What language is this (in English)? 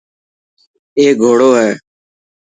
Dhatki